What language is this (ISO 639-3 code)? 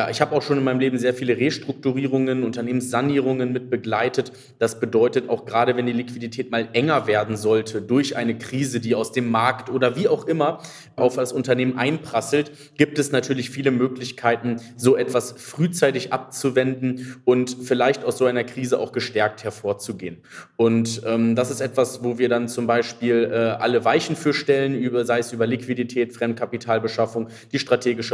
deu